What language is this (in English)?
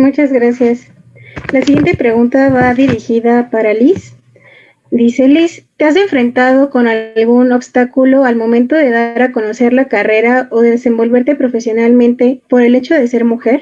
Spanish